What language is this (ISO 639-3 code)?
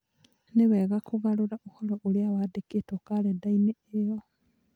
kik